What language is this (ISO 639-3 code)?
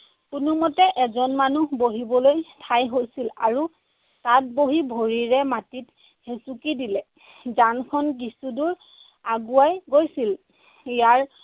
asm